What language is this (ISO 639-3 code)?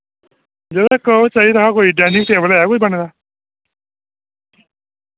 doi